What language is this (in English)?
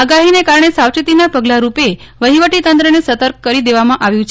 Gujarati